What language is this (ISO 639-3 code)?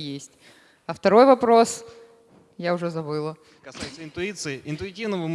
rus